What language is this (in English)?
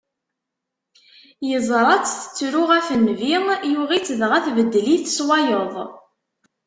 Kabyle